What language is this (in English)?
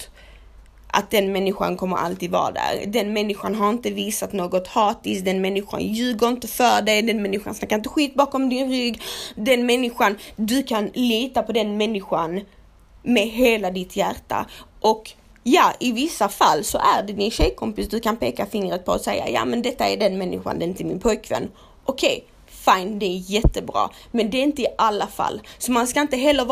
Swedish